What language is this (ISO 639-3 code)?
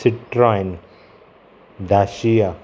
kok